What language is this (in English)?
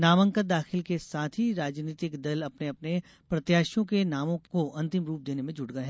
Hindi